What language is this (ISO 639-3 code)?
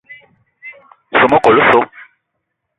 eto